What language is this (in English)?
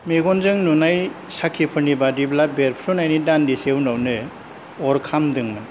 Bodo